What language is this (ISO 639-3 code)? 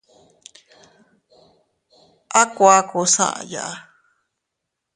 cut